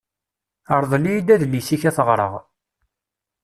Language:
Kabyle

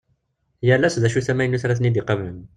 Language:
Kabyle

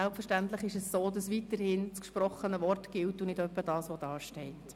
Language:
Swiss German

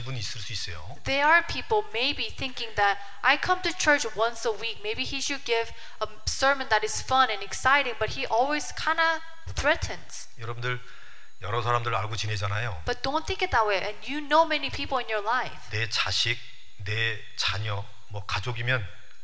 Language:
Korean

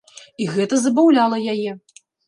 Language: Belarusian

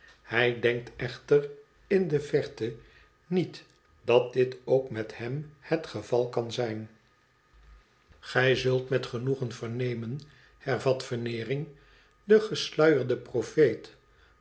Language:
Dutch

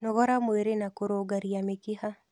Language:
Kikuyu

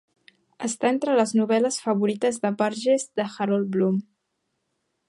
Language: Catalan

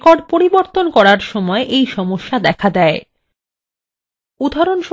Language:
Bangla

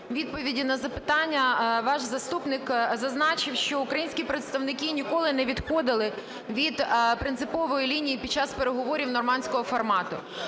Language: Ukrainian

